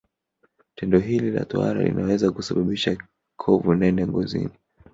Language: Swahili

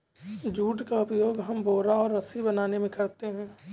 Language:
Hindi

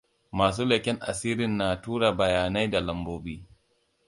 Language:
Hausa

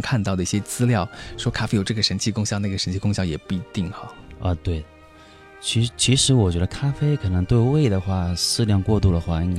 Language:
Chinese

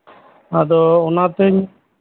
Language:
Santali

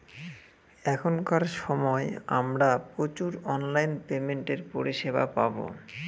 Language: Bangla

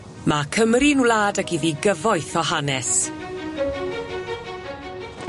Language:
Welsh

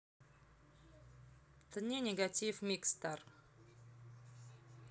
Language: Russian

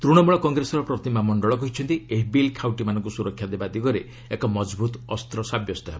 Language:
Odia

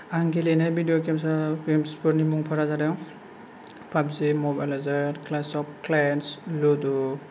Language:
Bodo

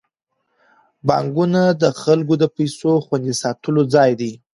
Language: Pashto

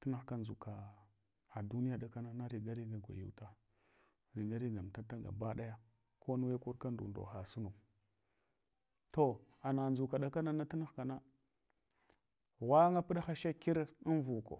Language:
Hwana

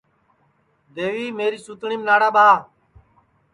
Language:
Sansi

